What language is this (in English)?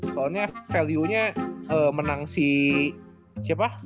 Indonesian